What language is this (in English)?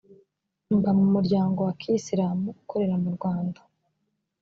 Kinyarwanda